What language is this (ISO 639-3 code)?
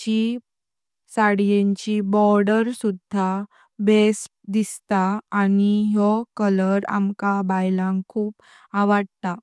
kok